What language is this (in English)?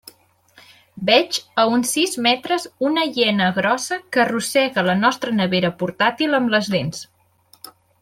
Catalan